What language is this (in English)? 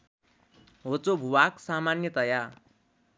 Nepali